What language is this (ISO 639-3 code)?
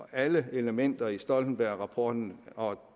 dan